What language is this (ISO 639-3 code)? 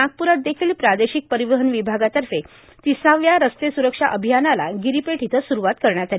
mar